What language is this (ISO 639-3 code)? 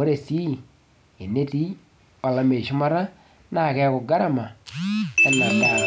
mas